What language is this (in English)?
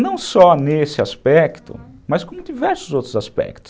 Portuguese